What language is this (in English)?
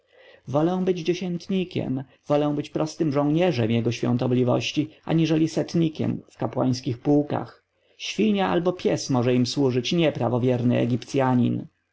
Polish